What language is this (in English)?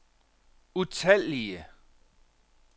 Danish